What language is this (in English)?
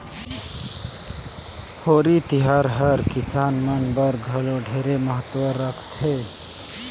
Chhattisgarhi